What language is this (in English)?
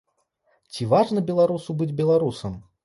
Belarusian